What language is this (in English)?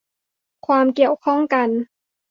Thai